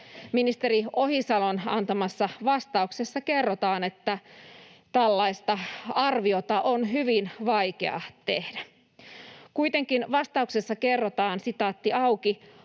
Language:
Finnish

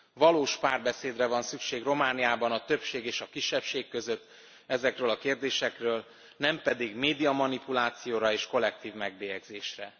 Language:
Hungarian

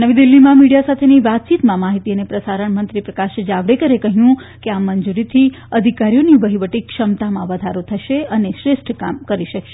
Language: Gujarati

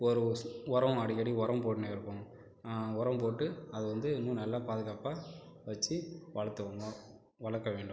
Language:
Tamil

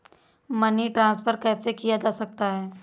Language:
Hindi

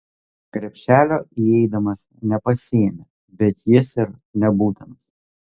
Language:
Lithuanian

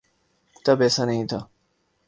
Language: Urdu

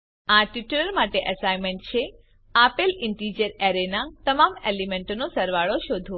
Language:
Gujarati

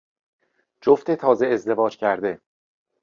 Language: Persian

